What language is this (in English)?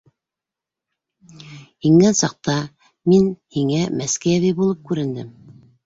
Bashkir